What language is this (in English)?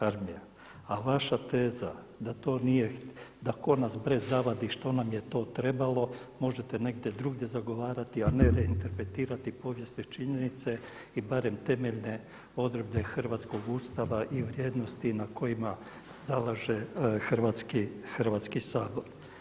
Croatian